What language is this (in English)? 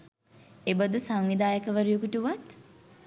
Sinhala